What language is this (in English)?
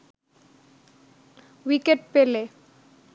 Bangla